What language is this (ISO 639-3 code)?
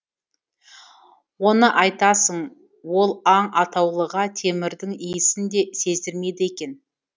kaz